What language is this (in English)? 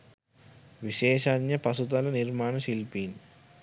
Sinhala